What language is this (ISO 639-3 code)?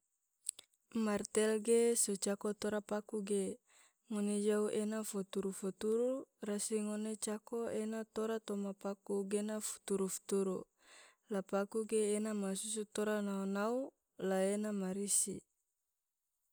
tvo